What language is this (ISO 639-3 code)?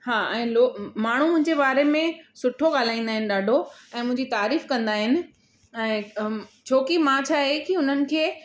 snd